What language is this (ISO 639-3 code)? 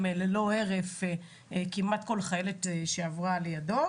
heb